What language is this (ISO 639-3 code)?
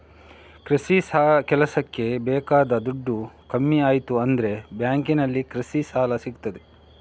kan